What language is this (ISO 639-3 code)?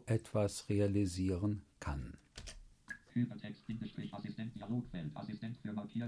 deu